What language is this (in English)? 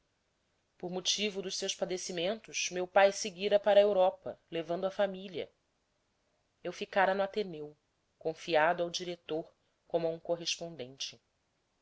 Portuguese